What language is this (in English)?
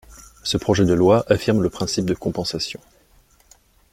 French